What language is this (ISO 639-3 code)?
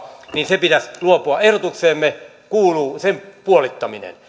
fin